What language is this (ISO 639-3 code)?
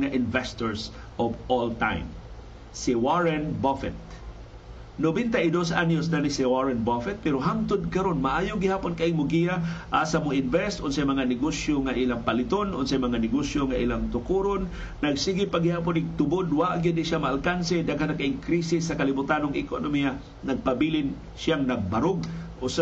fil